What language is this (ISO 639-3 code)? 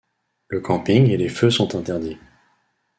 fra